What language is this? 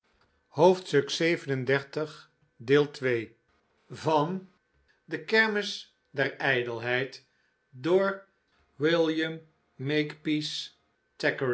Dutch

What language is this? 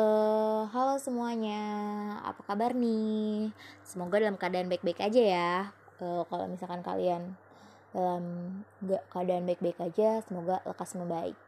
Indonesian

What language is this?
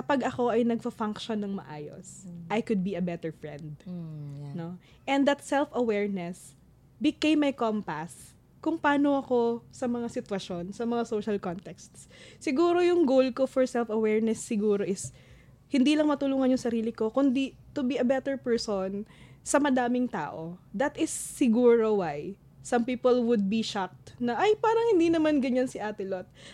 Filipino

